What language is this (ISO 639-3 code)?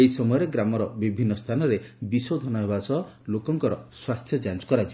ori